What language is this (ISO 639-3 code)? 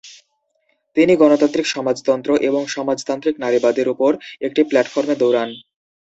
ben